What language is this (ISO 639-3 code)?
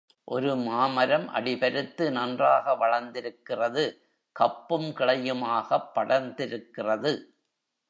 tam